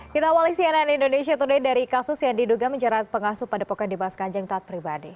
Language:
Indonesian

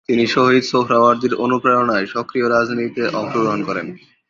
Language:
Bangla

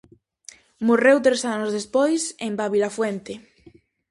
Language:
Galician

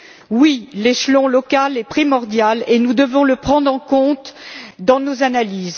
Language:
French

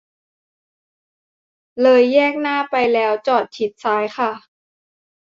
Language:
Thai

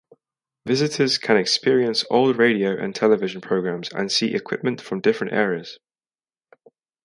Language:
English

